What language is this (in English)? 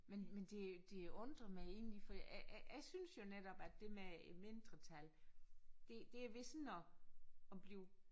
Danish